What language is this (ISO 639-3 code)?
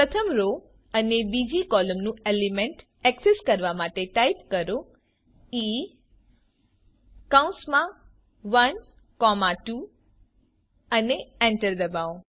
guj